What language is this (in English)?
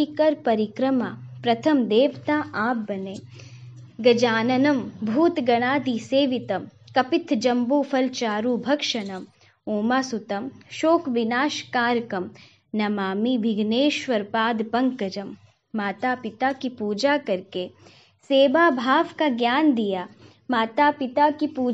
Hindi